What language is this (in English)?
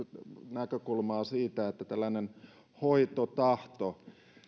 Finnish